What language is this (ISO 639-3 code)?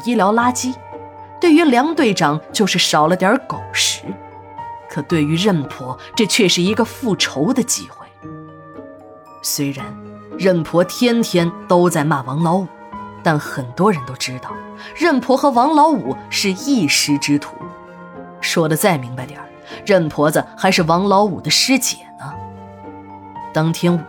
zho